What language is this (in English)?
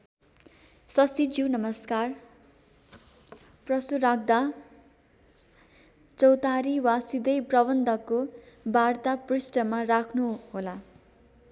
Nepali